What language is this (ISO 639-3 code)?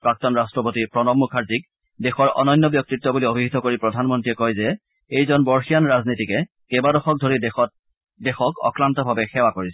asm